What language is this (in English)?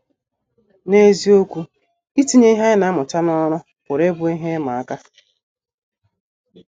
Igbo